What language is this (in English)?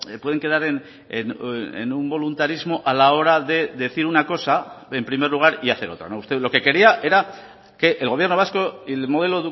Spanish